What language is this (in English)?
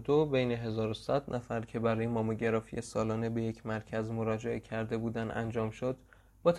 Persian